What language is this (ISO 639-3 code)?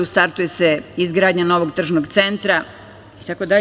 srp